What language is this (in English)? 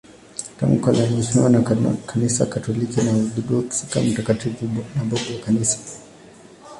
Swahili